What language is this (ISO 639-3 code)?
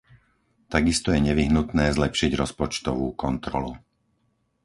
slk